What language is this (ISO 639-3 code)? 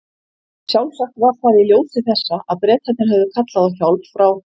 isl